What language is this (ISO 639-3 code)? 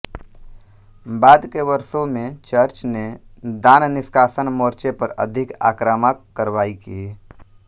hin